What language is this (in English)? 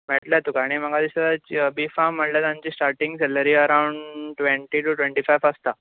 Konkani